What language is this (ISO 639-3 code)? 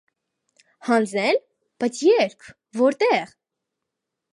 hye